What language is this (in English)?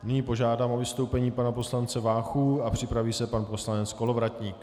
Czech